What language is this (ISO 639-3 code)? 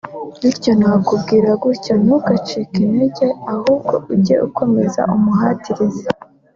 kin